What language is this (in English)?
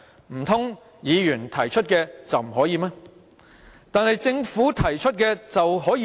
Cantonese